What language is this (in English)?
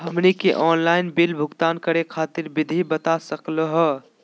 Magahi